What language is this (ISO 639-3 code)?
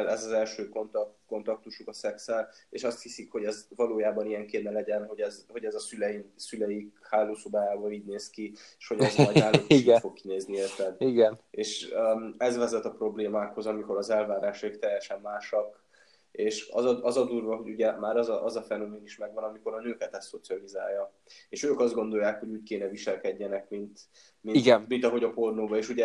hun